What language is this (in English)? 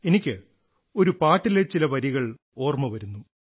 Malayalam